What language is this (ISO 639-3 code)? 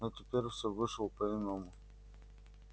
rus